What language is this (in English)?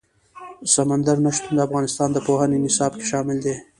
Pashto